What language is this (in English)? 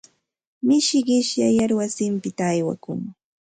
Santa Ana de Tusi Pasco Quechua